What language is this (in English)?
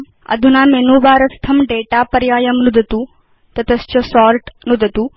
Sanskrit